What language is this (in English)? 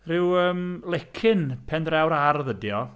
Welsh